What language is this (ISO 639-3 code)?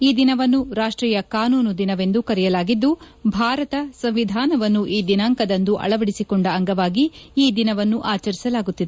kan